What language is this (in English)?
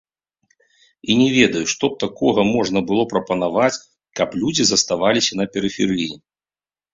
Belarusian